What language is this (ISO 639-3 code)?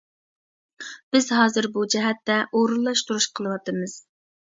uig